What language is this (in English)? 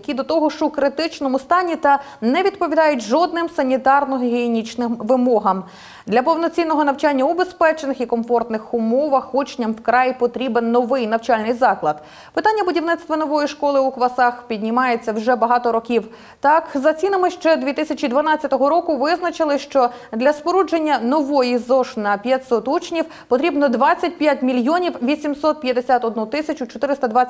Ukrainian